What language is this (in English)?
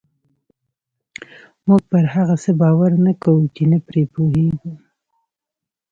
Pashto